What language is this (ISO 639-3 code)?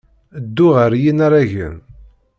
kab